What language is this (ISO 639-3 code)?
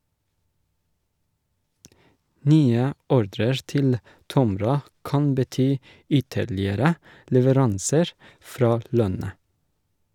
nor